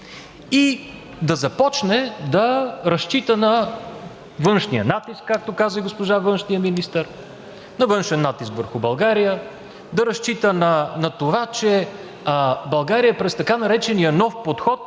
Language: Bulgarian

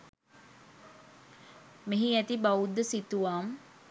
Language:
Sinhala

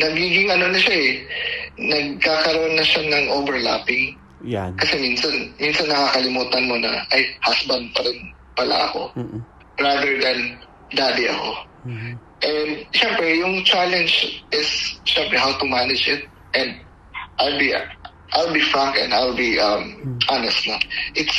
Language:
Filipino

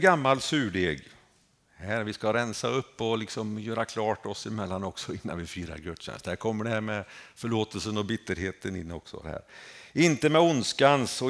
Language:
Swedish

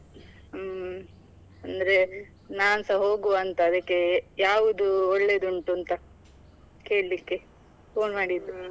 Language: Kannada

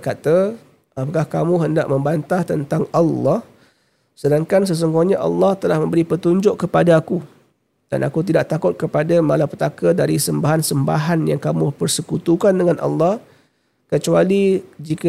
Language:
Malay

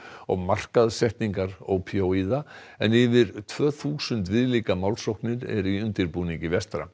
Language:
Icelandic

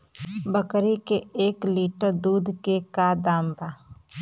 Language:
Bhojpuri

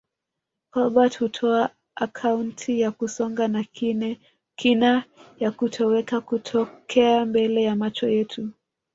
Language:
Swahili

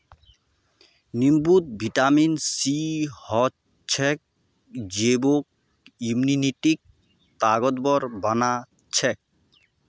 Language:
Magahi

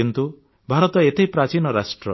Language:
Odia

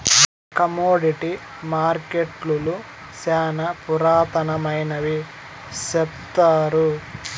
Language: Telugu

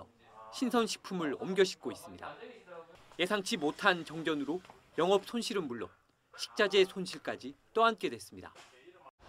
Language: Korean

